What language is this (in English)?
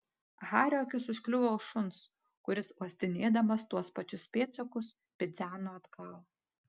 Lithuanian